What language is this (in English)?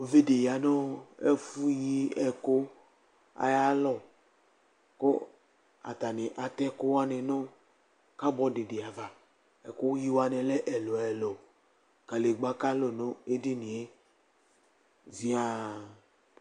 Ikposo